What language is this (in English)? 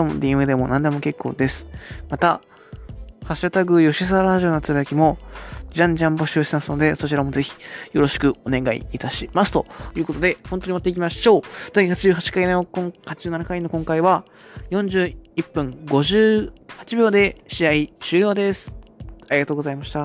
Japanese